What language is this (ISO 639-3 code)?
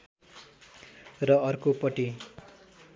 nep